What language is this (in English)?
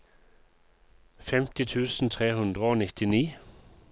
Norwegian